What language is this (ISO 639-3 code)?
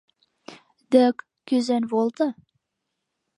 chm